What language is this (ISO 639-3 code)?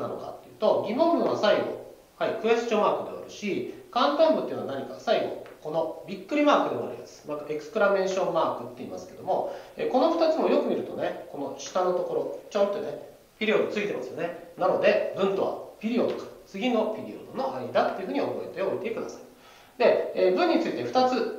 jpn